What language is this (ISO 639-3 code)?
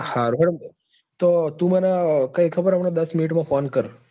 guj